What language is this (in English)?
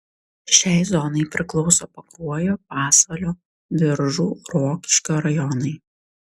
Lithuanian